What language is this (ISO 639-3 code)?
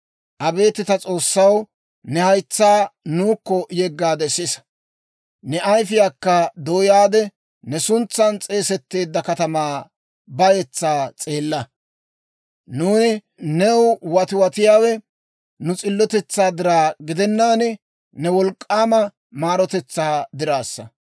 dwr